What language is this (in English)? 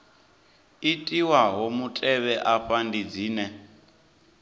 Venda